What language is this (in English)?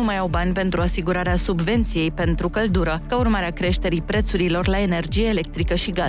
Romanian